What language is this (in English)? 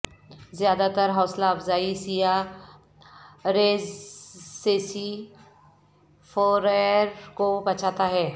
Urdu